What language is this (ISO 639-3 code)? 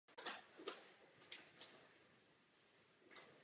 ces